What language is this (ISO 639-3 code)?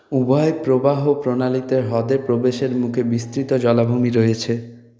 ben